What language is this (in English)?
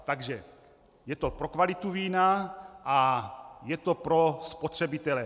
Czech